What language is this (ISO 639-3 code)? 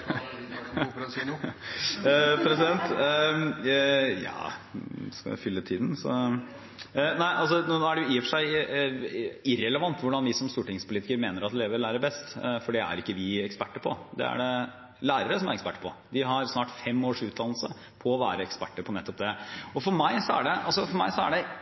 nor